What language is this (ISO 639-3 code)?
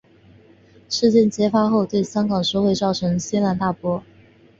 zho